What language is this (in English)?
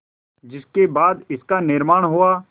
Hindi